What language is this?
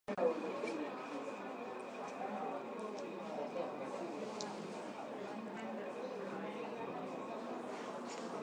Swahili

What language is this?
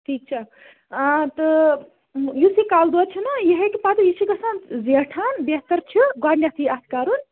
Kashmiri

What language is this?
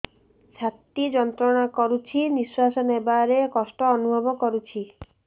Odia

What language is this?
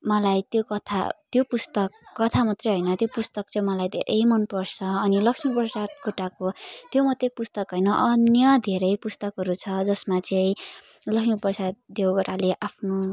Nepali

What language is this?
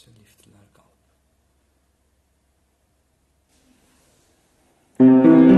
Turkish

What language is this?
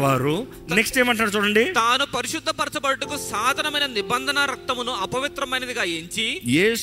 Telugu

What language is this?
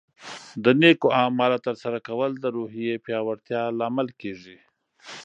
Pashto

